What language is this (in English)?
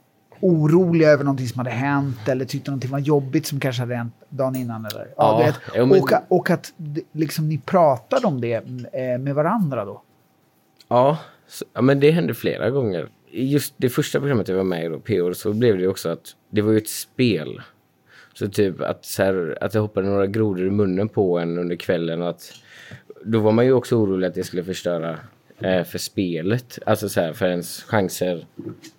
Swedish